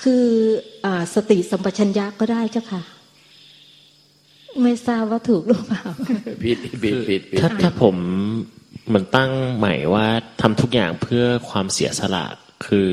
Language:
Thai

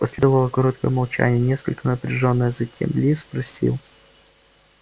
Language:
Russian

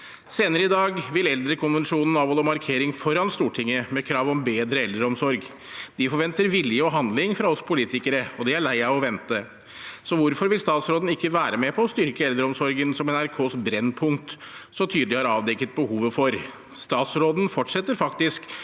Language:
Norwegian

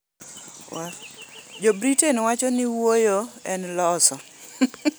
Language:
Luo (Kenya and Tanzania)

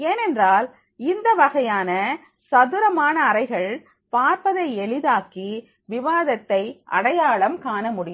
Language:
Tamil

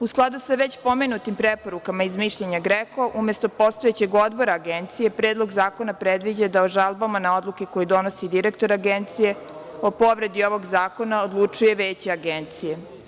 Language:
Serbian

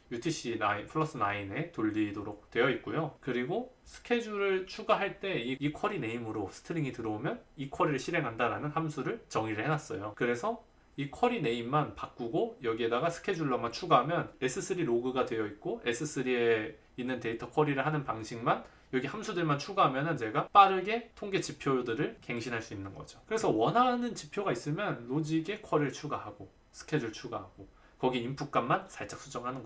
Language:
Korean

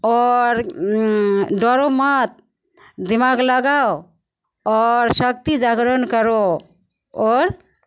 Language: Maithili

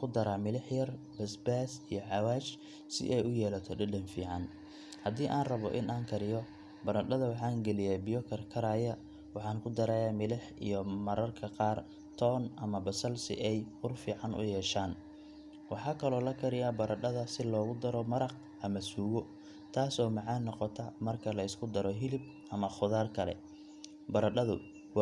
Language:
Somali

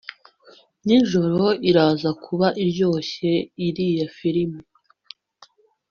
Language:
Kinyarwanda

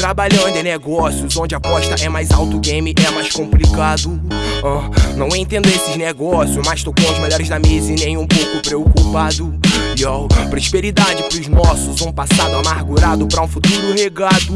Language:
Portuguese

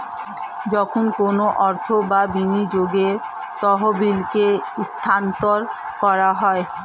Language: Bangla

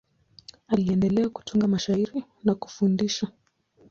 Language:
Swahili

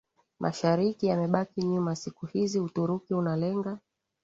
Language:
Swahili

